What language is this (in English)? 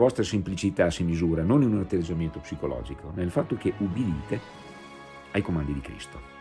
Italian